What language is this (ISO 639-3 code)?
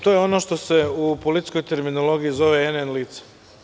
srp